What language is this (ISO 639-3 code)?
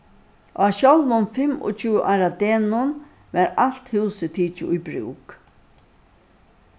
fao